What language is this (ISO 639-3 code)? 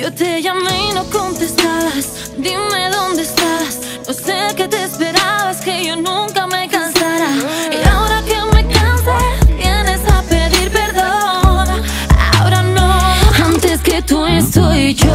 ron